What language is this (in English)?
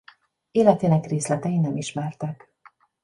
Hungarian